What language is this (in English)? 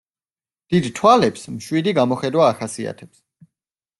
Georgian